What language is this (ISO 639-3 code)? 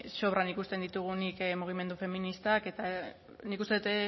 eus